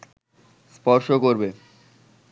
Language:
Bangla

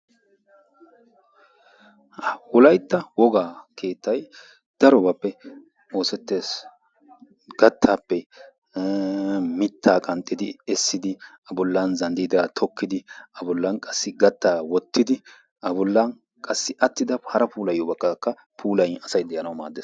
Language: Wolaytta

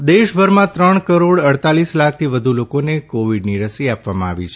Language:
Gujarati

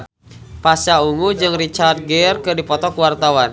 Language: Sundanese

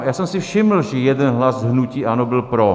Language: Czech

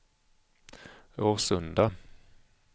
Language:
Swedish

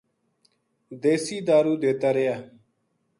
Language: Gujari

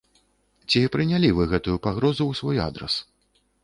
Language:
Belarusian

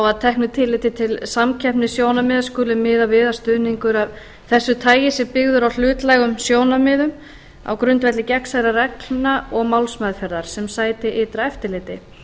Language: Icelandic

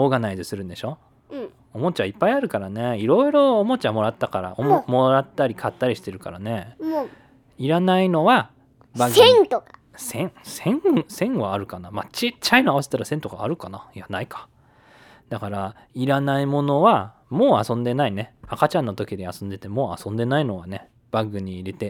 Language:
Japanese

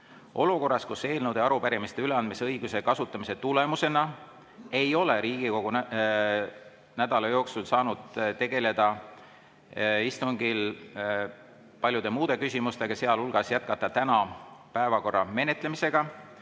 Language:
Estonian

